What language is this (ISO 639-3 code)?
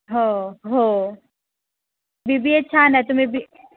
mar